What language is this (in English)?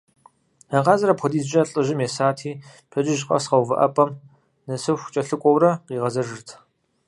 Kabardian